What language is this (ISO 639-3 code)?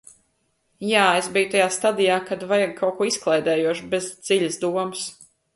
lav